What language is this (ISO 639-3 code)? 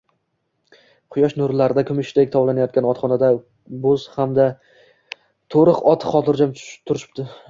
uzb